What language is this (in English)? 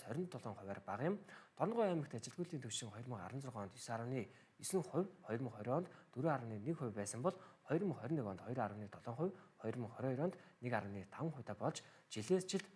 Turkish